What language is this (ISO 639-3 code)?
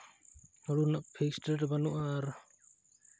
sat